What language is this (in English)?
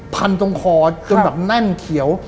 Thai